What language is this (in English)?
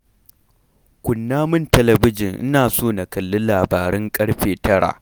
Hausa